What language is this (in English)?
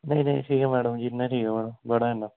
Dogri